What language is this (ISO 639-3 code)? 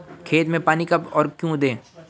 hin